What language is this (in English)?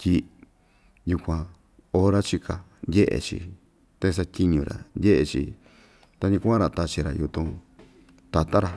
Ixtayutla Mixtec